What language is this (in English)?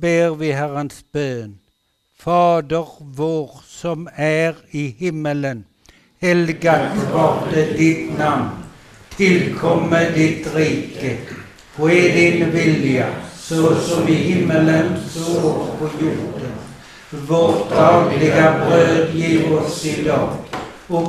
Swedish